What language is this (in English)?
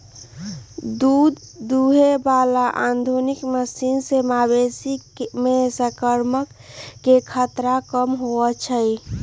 Magahi